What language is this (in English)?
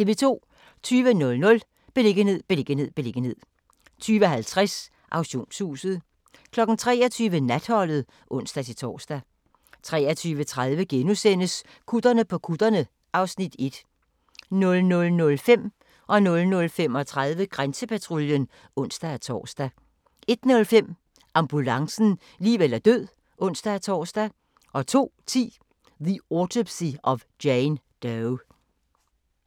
Danish